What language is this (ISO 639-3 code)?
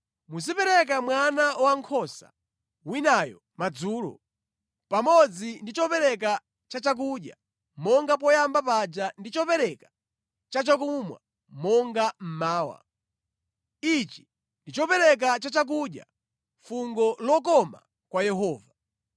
nya